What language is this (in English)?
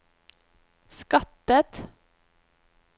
Norwegian